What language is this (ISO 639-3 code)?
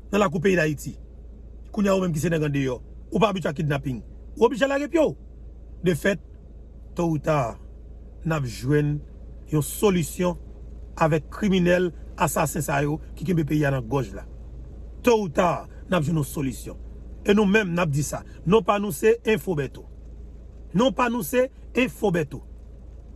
fra